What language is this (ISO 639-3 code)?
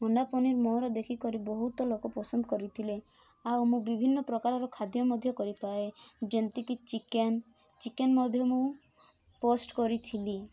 ori